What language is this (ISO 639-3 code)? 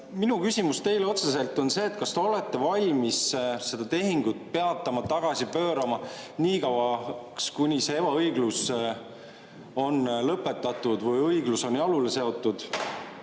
est